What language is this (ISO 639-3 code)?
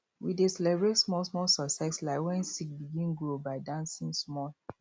pcm